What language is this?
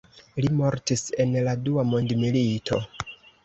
Esperanto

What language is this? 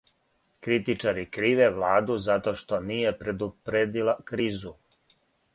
Serbian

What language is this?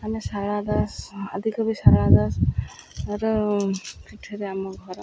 Odia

